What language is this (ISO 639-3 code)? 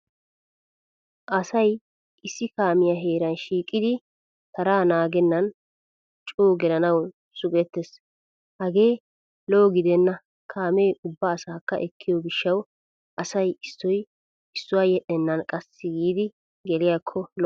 wal